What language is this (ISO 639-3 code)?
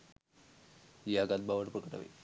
sin